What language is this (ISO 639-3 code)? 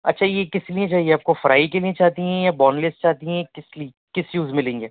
urd